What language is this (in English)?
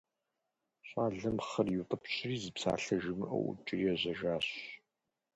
Kabardian